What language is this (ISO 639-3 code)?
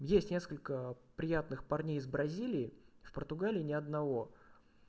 rus